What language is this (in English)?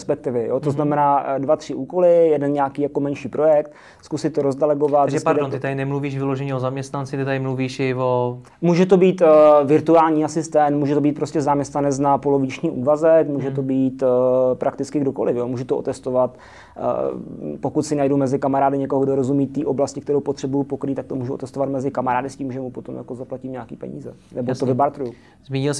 Czech